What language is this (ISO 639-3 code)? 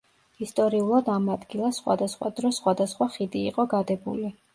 kat